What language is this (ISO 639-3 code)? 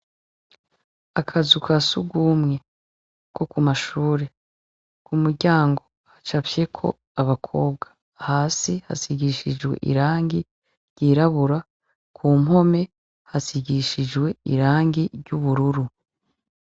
run